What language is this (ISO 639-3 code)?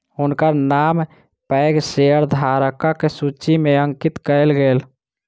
mai